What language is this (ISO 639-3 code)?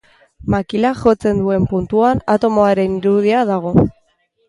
eus